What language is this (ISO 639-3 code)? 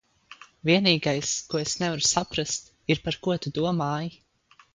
lav